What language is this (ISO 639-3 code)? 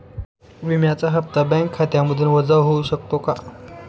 mar